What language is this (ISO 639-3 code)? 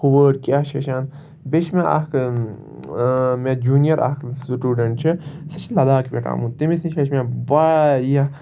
kas